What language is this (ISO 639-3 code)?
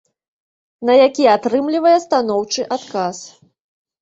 bel